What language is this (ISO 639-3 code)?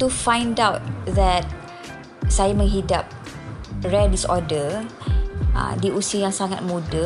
msa